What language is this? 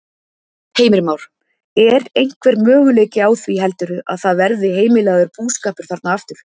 Icelandic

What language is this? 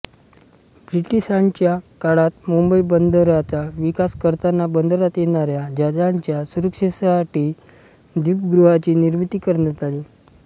Marathi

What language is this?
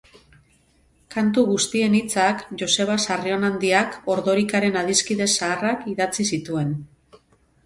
Basque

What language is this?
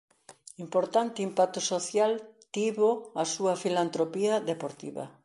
Galician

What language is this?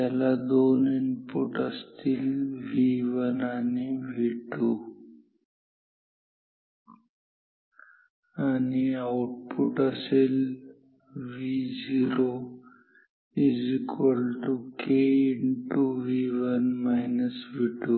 Marathi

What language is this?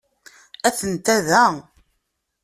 Kabyle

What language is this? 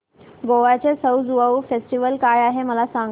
Marathi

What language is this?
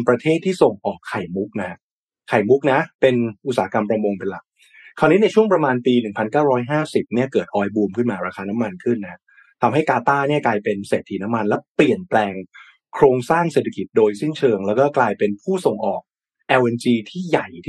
Thai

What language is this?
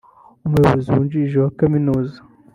Kinyarwanda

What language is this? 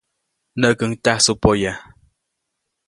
Copainalá Zoque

